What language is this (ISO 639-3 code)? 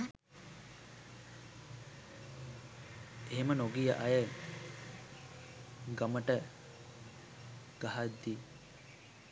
sin